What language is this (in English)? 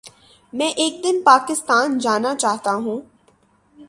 Urdu